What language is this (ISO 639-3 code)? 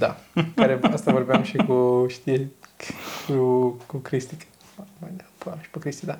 ron